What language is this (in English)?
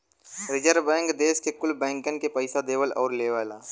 Bhojpuri